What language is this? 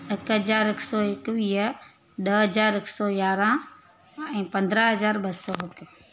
Sindhi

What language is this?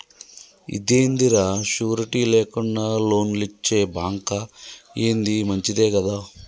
Telugu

